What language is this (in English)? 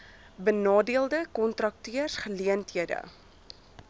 Afrikaans